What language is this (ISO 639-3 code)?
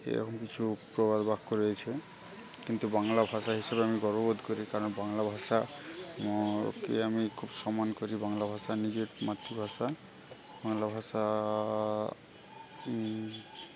ben